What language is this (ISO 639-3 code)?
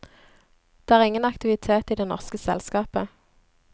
nor